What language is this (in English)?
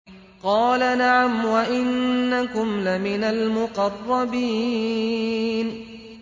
Arabic